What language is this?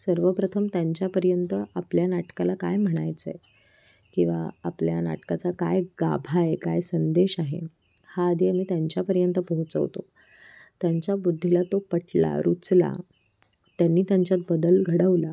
Marathi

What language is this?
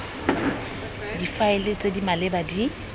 Tswana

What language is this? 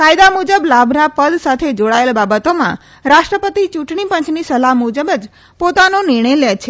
Gujarati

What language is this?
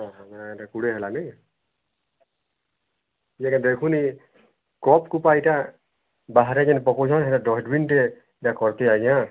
Odia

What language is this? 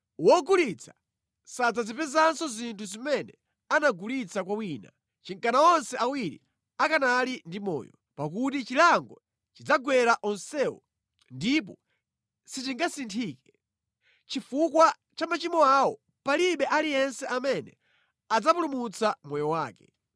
Nyanja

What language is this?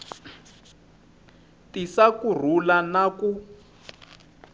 Tsonga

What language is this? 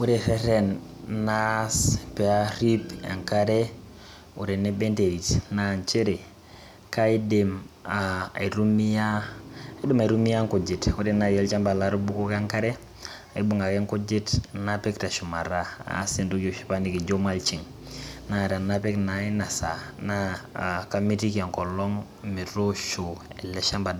Masai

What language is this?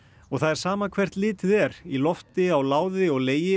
Icelandic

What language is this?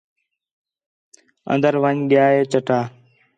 Khetrani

